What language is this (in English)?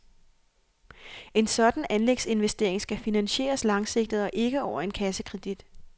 Danish